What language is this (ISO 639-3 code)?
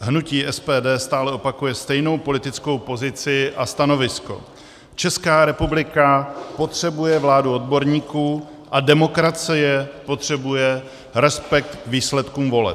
ces